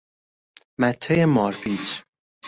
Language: Persian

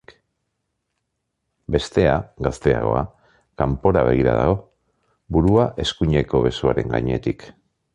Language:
Basque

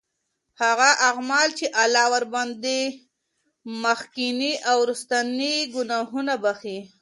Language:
Pashto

